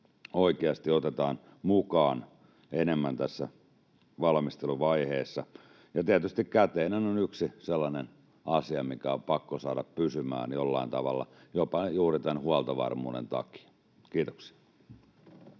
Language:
Finnish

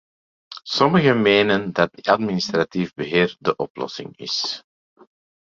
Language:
Dutch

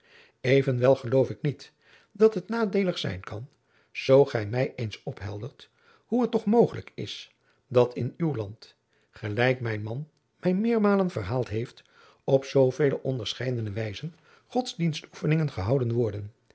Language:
Dutch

